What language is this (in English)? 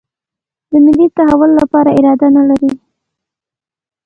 Pashto